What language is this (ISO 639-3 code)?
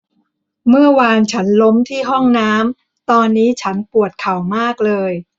tha